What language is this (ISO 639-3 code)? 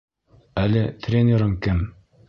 bak